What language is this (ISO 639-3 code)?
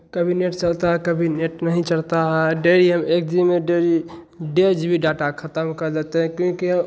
hin